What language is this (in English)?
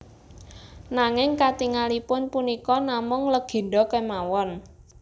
Javanese